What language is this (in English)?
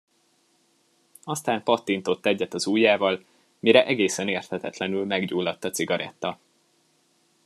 Hungarian